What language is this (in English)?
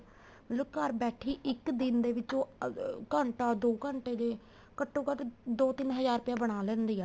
Punjabi